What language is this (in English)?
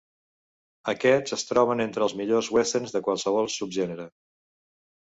Catalan